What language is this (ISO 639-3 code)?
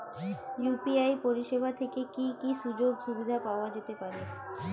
ben